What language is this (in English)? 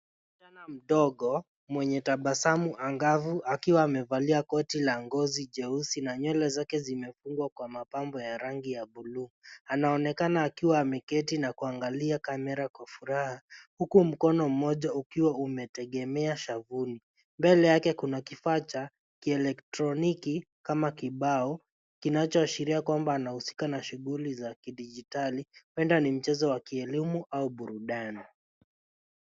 Swahili